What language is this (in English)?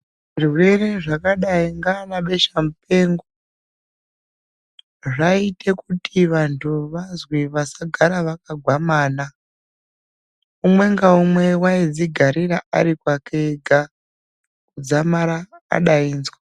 Ndau